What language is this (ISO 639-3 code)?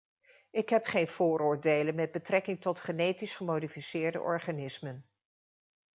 nld